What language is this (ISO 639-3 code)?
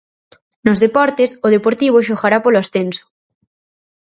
glg